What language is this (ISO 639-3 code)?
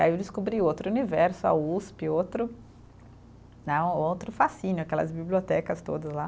por